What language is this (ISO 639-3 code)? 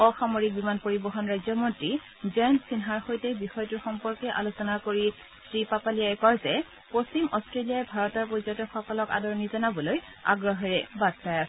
asm